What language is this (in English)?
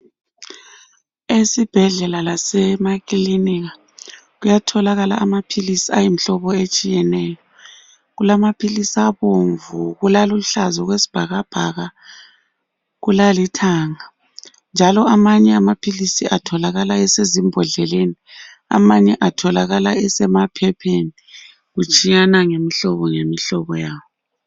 North Ndebele